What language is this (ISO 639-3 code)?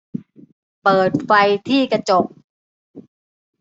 tha